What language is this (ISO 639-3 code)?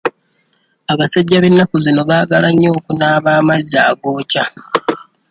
lug